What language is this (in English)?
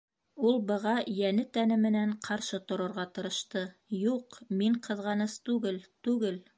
Bashkir